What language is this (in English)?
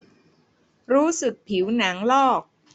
Thai